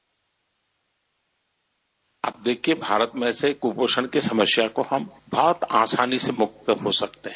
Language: Hindi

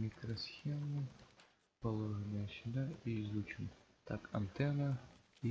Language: Russian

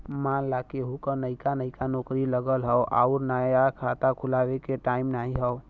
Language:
Bhojpuri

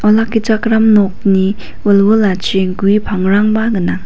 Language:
Garo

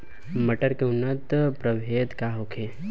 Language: Bhojpuri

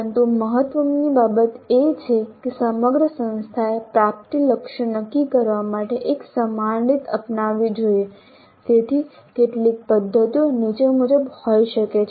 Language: Gujarati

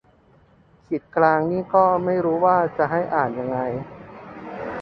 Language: Thai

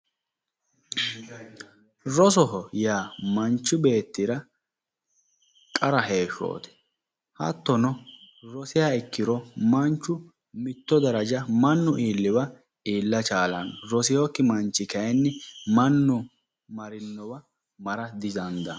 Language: Sidamo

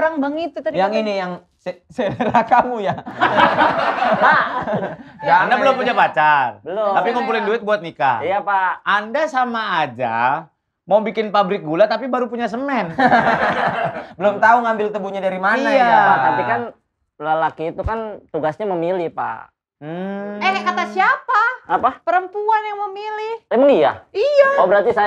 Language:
Indonesian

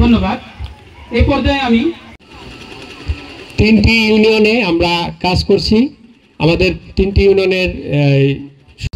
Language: Bangla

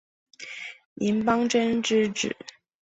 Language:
Chinese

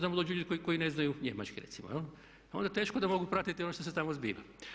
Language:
Croatian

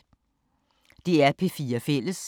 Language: Danish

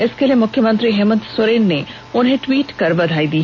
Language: Hindi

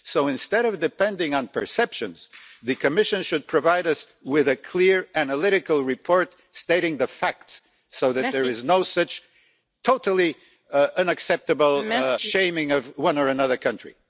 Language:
English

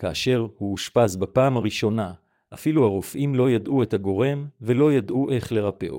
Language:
Hebrew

